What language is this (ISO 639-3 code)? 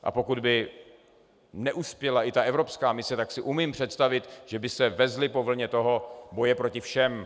ces